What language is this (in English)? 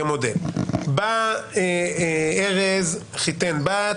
Hebrew